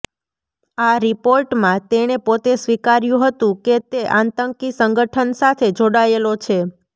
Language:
Gujarati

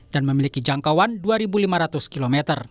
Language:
Indonesian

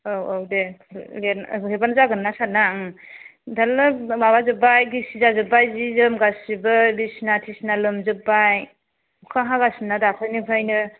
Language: Bodo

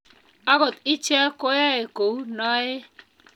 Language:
Kalenjin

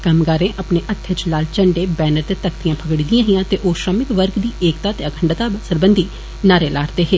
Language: Dogri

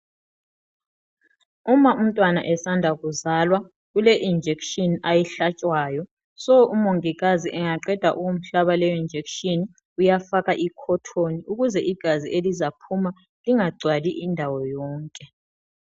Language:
North Ndebele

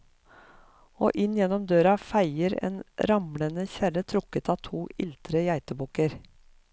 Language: Norwegian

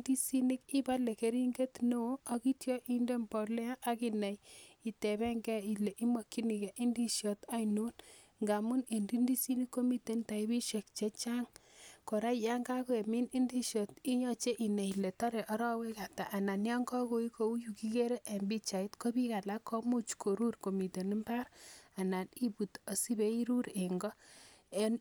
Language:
Kalenjin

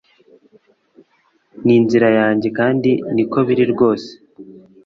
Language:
Kinyarwanda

